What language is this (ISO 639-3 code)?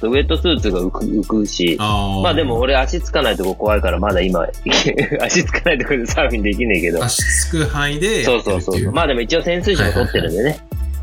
jpn